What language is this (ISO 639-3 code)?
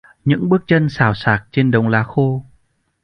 vie